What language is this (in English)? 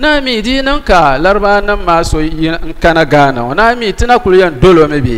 Arabic